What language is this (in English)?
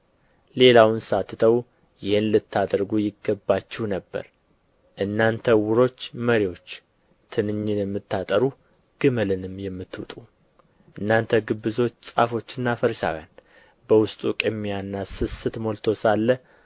Amharic